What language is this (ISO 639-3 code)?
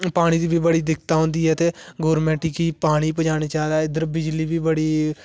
doi